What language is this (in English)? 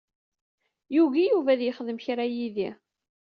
Kabyle